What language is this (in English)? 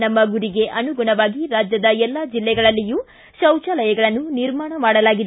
Kannada